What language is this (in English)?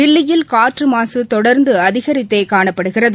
Tamil